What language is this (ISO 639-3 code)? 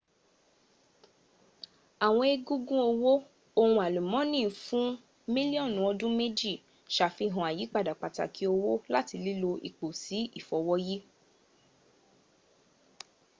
yor